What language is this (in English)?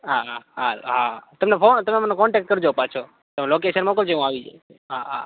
Gujarati